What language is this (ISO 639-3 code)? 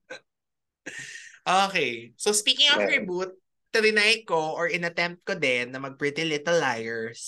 fil